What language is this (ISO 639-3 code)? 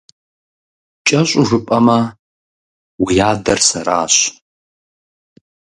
kbd